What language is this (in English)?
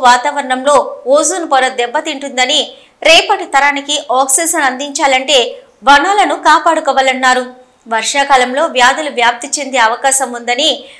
Telugu